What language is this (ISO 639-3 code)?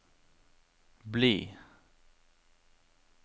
nor